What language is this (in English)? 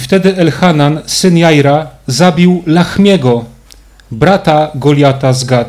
Polish